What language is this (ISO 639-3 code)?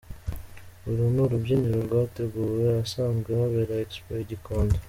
kin